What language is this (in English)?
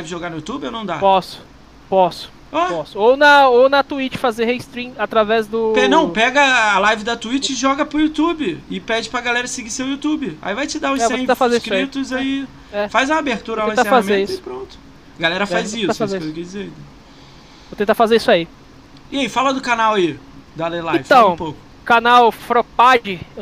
Portuguese